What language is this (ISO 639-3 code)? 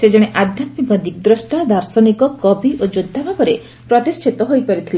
ori